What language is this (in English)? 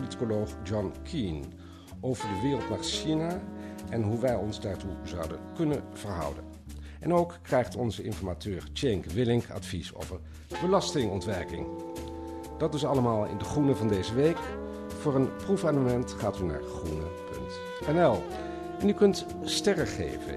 Dutch